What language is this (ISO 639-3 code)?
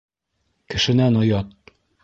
bak